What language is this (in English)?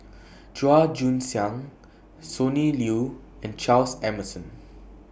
English